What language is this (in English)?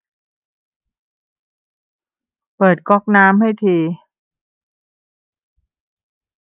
Thai